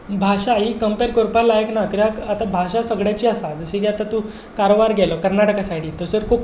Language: Konkani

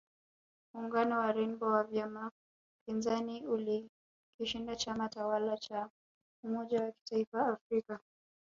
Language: Swahili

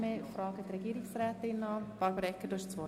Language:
Swiss German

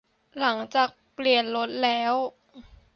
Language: Thai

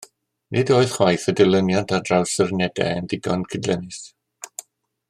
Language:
Welsh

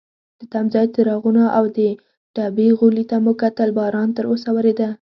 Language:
Pashto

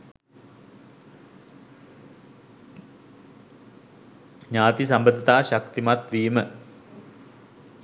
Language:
Sinhala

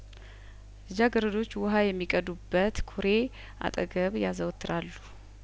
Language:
Amharic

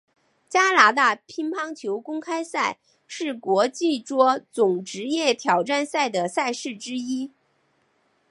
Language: Chinese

